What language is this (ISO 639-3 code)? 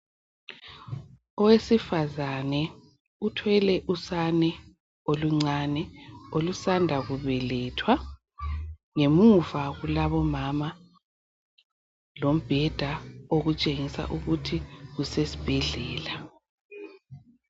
nde